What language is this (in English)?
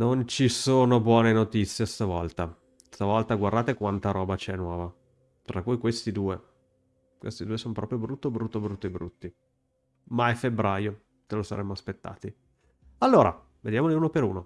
Italian